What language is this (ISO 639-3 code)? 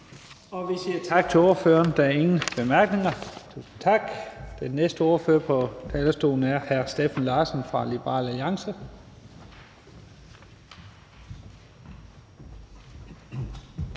dan